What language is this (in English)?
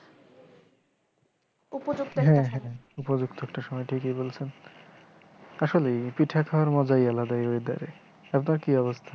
Bangla